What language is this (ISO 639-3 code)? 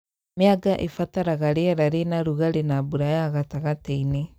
kik